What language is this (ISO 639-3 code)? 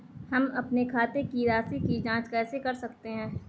hin